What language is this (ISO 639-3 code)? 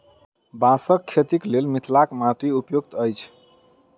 mai